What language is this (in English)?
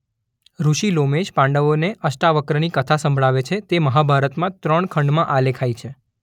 Gujarati